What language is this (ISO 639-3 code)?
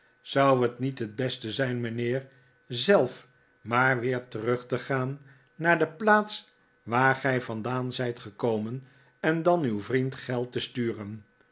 nld